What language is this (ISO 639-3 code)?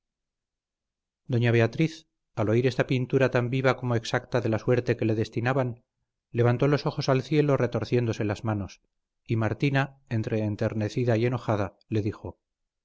spa